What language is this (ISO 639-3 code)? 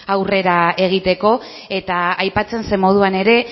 eus